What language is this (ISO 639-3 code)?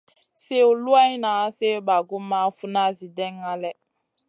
mcn